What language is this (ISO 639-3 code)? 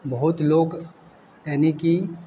hin